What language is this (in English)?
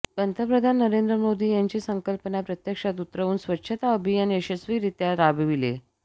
Marathi